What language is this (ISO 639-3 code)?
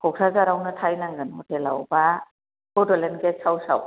brx